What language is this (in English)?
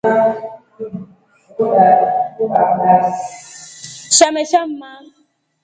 Rombo